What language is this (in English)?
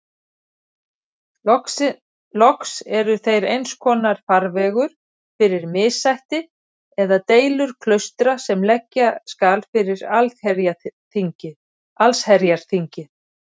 Icelandic